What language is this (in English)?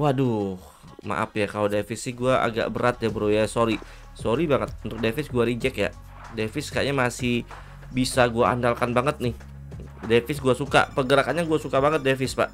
Indonesian